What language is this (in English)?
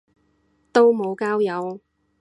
Cantonese